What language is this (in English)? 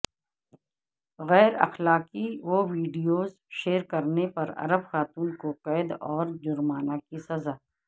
Urdu